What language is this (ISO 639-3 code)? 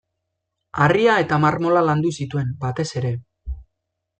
eus